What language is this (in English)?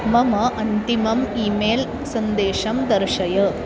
Sanskrit